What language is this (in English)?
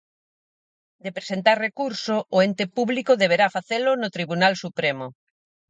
Galician